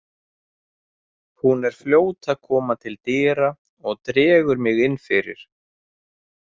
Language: Icelandic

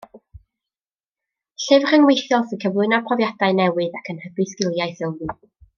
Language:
Welsh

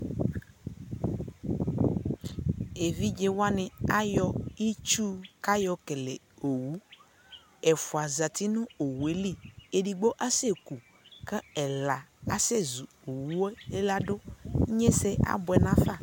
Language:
Ikposo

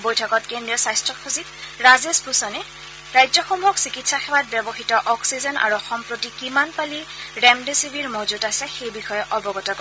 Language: Assamese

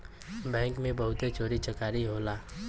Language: Bhojpuri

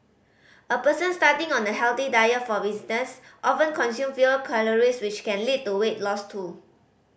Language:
English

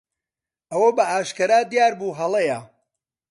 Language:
Central Kurdish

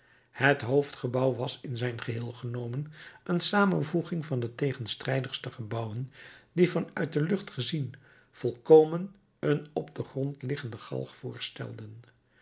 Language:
Dutch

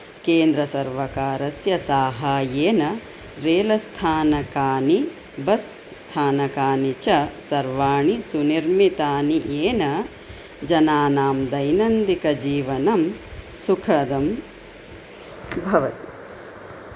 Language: Sanskrit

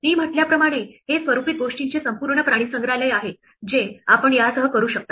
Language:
Marathi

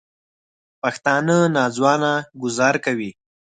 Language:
Pashto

